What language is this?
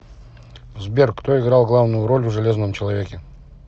Russian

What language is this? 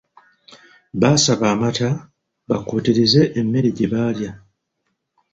Ganda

